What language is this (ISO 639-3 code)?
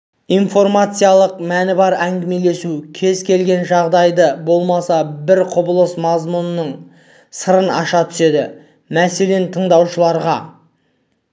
kaz